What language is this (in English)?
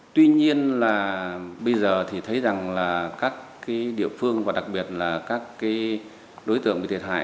Vietnamese